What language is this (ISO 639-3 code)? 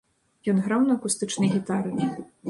bel